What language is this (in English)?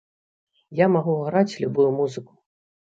Belarusian